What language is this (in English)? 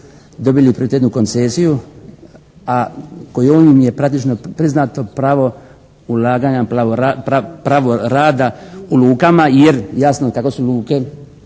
Croatian